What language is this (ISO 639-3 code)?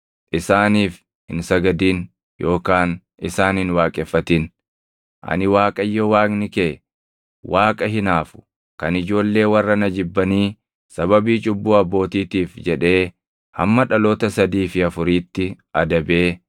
orm